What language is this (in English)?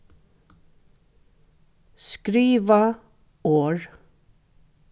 Faroese